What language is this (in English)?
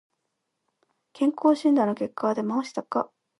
Japanese